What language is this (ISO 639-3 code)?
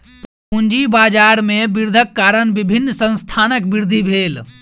mai